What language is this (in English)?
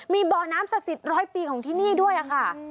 Thai